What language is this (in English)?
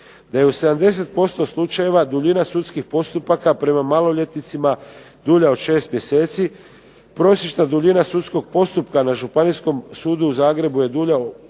Croatian